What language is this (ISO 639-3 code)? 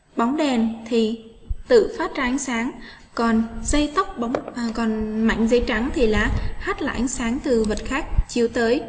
vie